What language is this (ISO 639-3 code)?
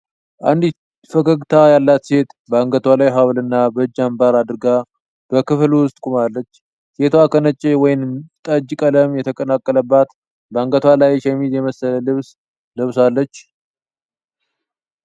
amh